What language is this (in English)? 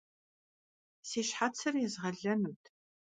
Kabardian